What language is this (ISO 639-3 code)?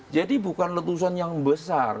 ind